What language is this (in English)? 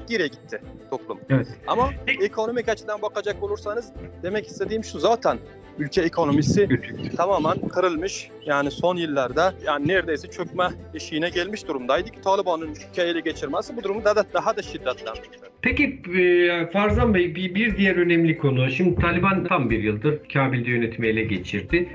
Turkish